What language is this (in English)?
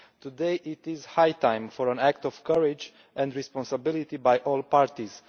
English